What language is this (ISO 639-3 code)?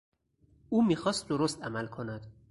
fas